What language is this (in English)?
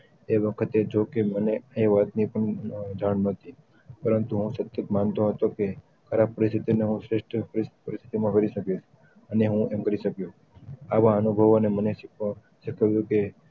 Gujarati